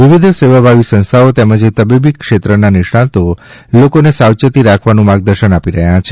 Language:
Gujarati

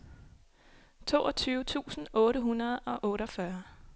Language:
Danish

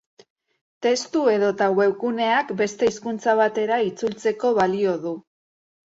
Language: Basque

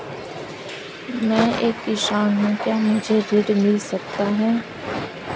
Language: Hindi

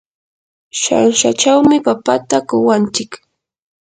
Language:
Yanahuanca Pasco Quechua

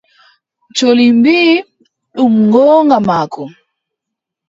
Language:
Adamawa Fulfulde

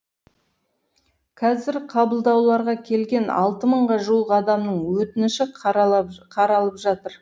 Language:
Kazakh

